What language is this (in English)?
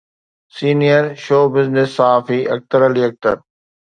Sindhi